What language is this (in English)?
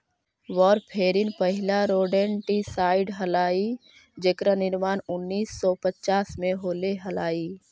Magahi